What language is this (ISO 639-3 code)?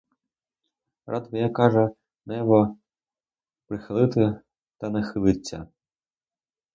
ukr